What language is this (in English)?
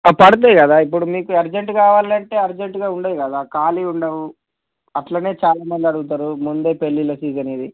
Telugu